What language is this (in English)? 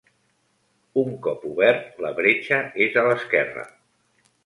Catalan